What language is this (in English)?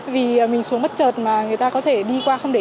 Vietnamese